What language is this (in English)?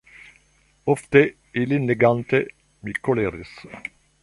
Esperanto